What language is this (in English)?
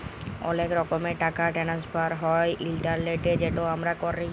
Bangla